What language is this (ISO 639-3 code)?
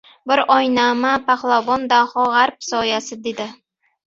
uzb